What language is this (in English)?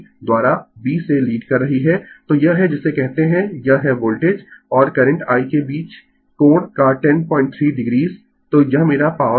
Hindi